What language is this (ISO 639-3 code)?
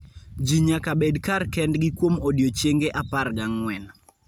luo